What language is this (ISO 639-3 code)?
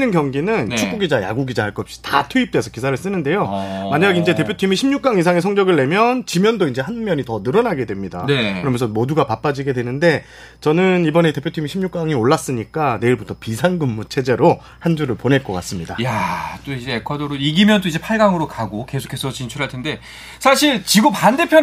kor